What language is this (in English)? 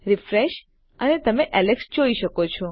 Gujarati